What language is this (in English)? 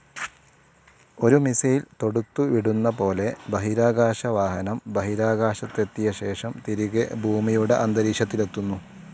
Malayalam